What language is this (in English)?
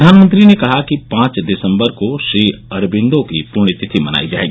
Hindi